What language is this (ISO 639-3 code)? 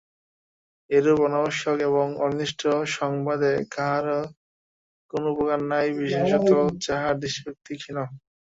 ben